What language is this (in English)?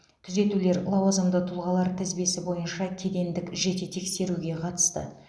Kazakh